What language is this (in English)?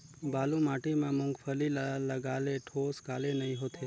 Chhattisgarhi